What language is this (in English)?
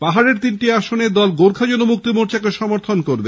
Bangla